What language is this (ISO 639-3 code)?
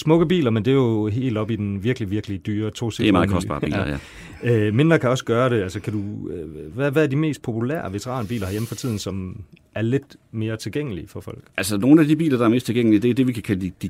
dan